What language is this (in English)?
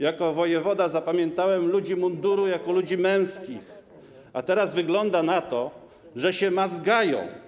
Polish